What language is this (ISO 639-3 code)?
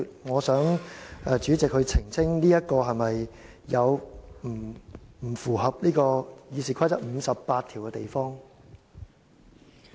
yue